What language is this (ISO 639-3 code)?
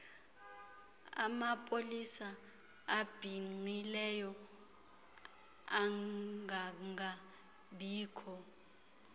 xho